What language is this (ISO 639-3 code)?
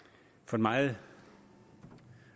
dan